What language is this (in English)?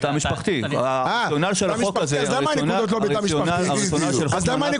Hebrew